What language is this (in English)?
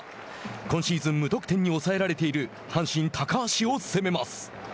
Japanese